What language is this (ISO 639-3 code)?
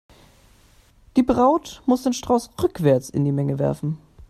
deu